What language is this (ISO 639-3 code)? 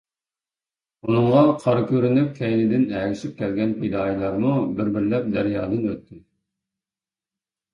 uig